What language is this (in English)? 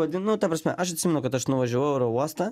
Lithuanian